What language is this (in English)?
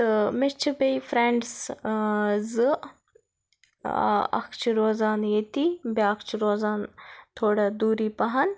Kashmiri